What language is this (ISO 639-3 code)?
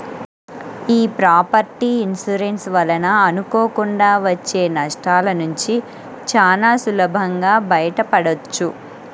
tel